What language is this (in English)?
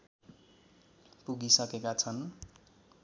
Nepali